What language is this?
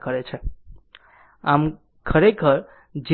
Gujarati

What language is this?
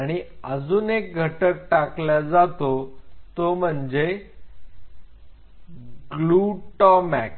Marathi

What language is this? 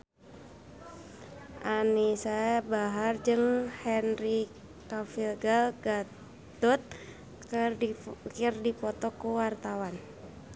Sundanese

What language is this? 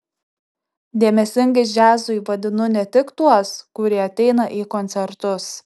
Lithuanian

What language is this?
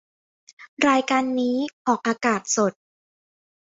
Thai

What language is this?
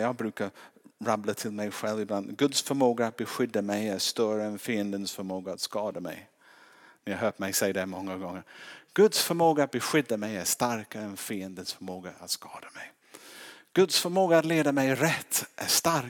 Swedish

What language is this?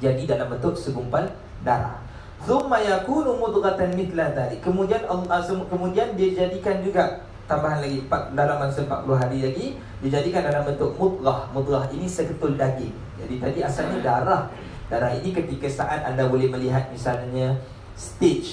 Malay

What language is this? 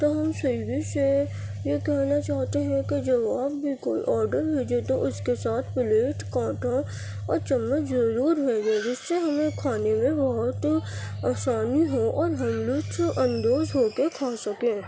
Urdu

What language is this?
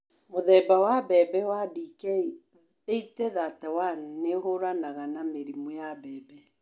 Kikuyu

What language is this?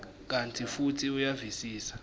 Swati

